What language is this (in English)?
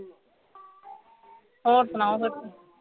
Punjabi